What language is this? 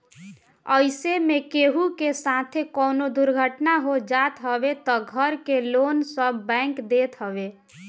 Bhojpuri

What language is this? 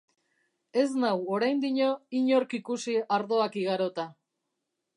Basque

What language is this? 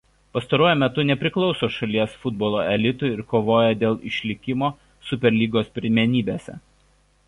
Lithuanian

